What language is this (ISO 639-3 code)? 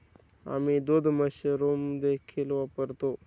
mar